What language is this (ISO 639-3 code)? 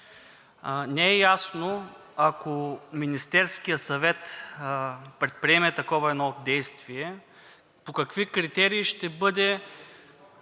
bul